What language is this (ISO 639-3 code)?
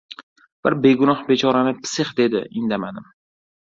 uzb